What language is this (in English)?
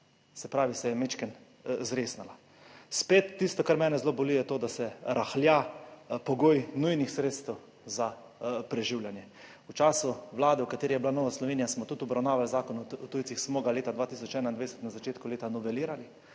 Slovenian